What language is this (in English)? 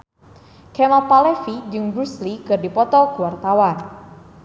Sundanese